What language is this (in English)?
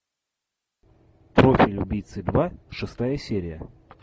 Russian